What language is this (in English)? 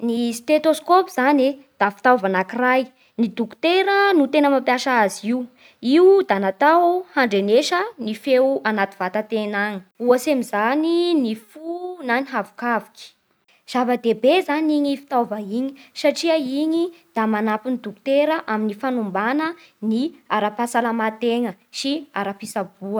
Bara Malagasy